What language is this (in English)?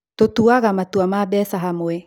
Kikuyu